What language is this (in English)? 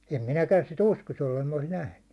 Finnish